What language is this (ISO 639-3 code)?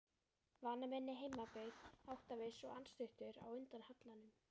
isl